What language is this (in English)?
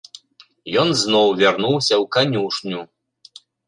Belarusian